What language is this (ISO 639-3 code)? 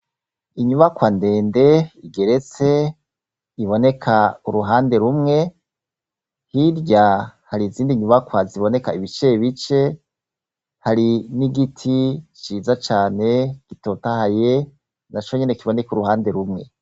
run